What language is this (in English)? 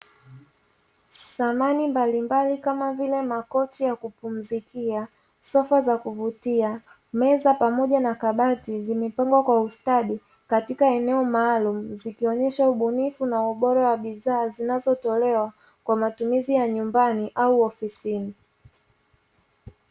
Swahili